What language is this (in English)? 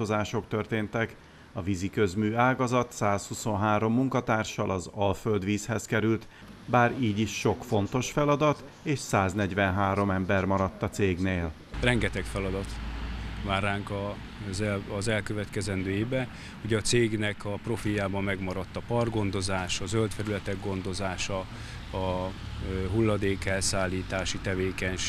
Hungarian